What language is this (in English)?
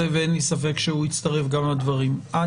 Hebrew